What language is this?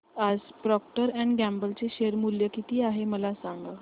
Marathi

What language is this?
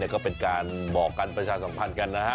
Thai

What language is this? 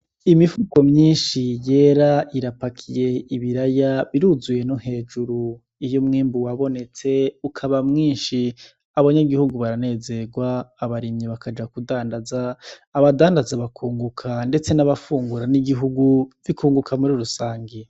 Rundi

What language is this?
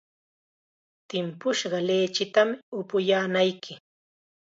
Chiquián Ancash Quechua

